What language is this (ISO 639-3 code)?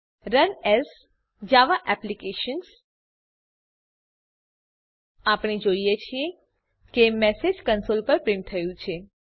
guj